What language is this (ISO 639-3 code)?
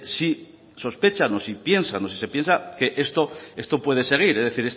spa